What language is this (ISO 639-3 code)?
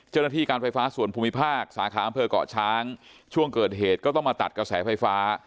tha